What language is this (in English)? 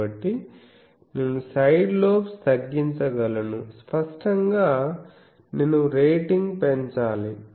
Telugu